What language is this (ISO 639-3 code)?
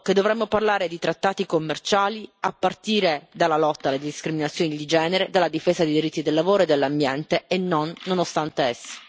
ita